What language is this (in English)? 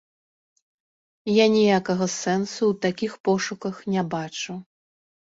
Belarusian